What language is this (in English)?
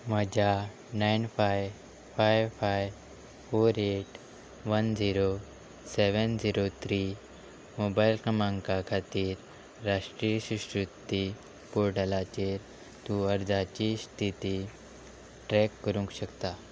Konkani